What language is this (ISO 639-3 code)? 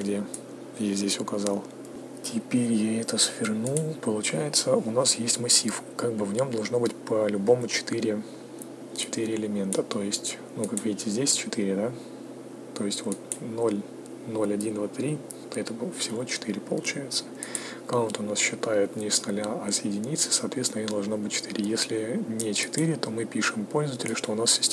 rus